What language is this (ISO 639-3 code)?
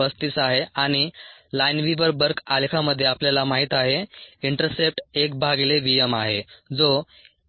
mar